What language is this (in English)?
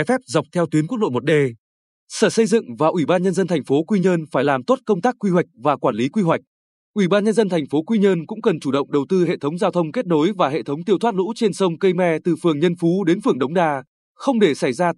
Vietnamese